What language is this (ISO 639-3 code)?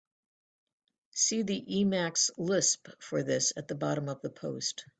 eng